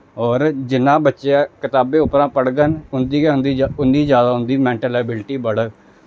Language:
Dogri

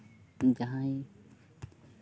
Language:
Santali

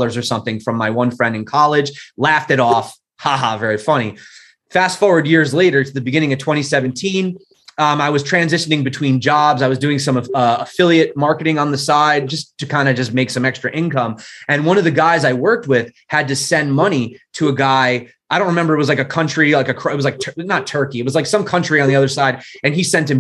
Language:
English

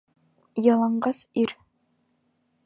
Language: Bashkir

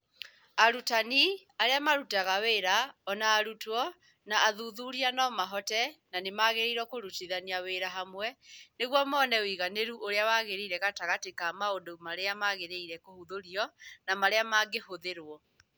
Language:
Kikuyu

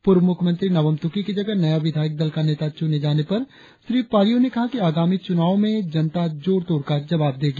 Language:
Hindi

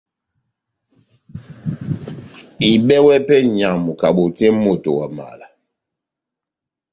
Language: Batanga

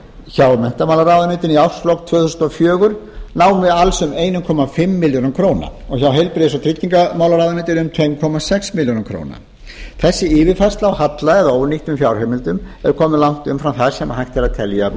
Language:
Icelandic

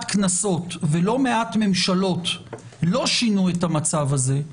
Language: Hebrew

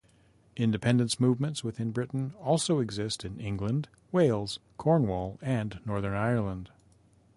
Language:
English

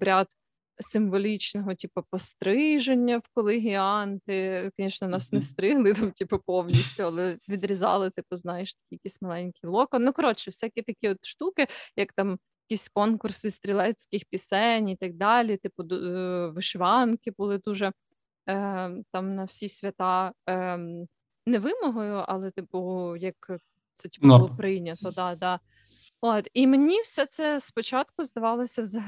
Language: Ukrainian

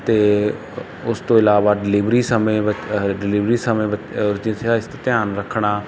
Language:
Punjabi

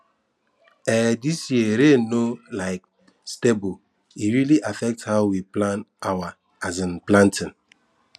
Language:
Nigerian Pidgin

